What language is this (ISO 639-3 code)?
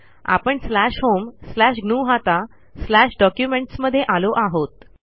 mar